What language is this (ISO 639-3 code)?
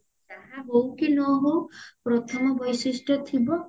ori